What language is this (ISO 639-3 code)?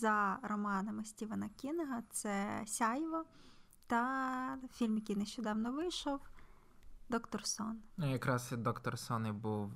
ukr